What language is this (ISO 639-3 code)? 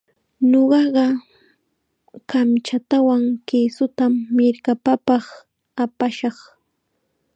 qxa